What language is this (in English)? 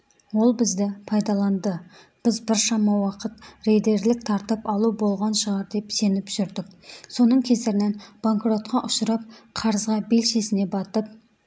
Kazakh